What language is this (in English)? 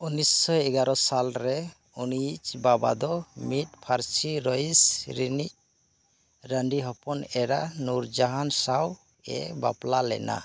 Santali